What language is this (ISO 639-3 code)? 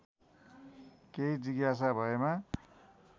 nep